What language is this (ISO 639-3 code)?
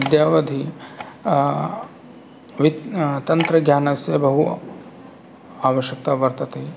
san